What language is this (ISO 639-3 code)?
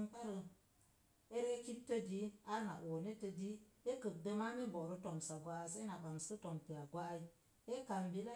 ver